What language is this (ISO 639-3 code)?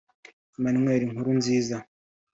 kin